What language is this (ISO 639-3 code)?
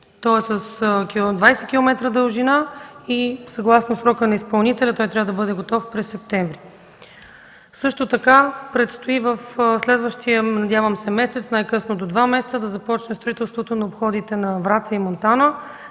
bul